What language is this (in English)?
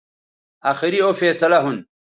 Bateri